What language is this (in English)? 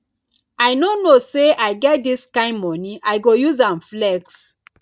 Nigerian Pidgin